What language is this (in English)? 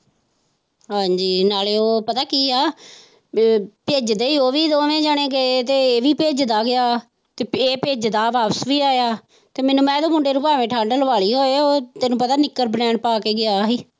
Punjabi